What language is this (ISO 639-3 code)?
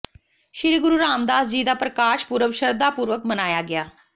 pan